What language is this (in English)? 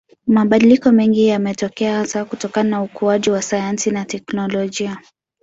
Swahili